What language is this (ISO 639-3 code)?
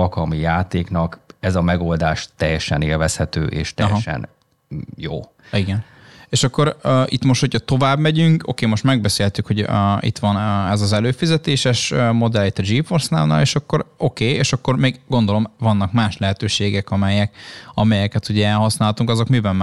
hun